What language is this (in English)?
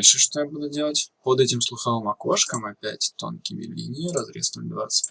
Russian